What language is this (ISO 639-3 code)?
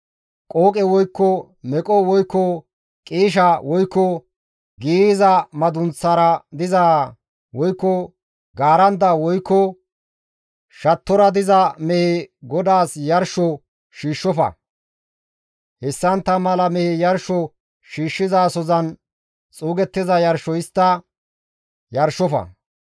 gmv